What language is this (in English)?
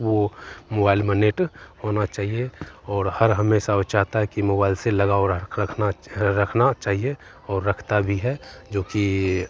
Hindi